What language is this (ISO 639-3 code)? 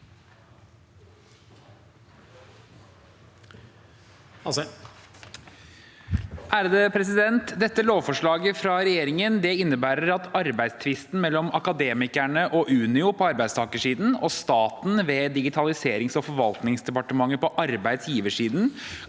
nor